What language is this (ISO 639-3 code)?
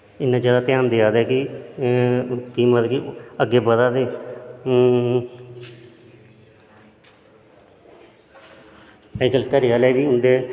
doi